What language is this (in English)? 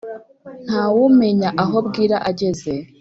Kinyarwanda